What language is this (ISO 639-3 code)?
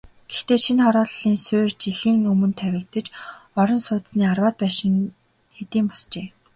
mon